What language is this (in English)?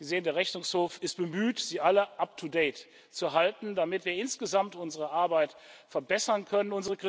German